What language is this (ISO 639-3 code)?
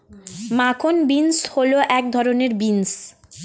ben